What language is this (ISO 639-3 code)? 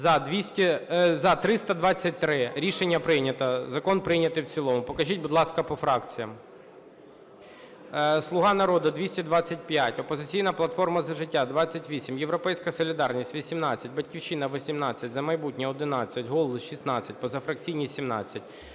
ukr